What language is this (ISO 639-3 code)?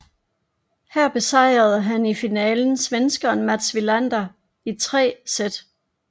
dan